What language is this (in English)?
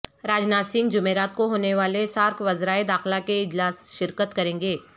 Urdu